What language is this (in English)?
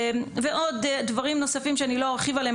Hebrew